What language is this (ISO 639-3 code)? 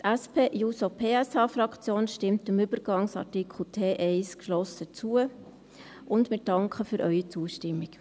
gsw